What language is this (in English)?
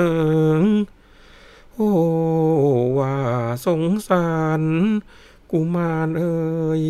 Thai